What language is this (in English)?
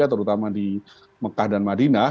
Indonesian